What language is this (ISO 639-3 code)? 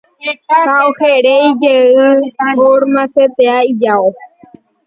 grn